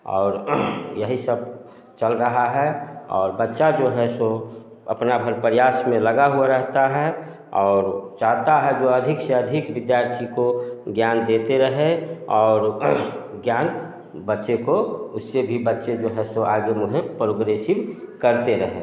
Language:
Hindi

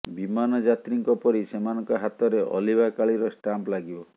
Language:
Odia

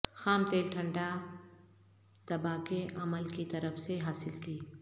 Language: Urdu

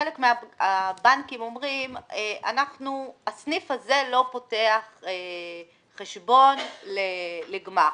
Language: Hebrew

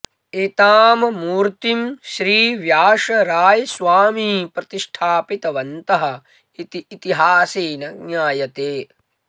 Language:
Sanskrit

